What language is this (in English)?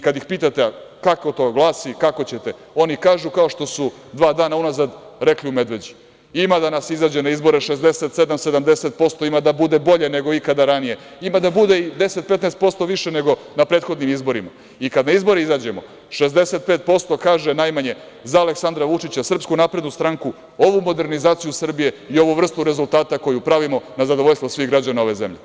Serbian